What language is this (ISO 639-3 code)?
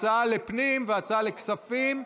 heb